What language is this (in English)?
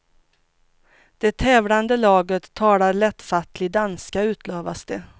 Swedish